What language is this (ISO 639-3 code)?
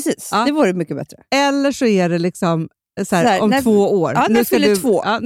swe